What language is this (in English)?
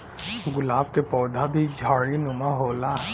Bhojpuri